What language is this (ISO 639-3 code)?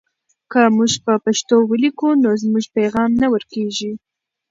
pus